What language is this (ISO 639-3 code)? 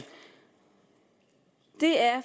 dan